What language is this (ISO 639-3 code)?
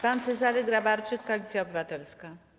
pol